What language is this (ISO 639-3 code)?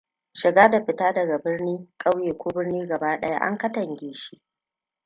hau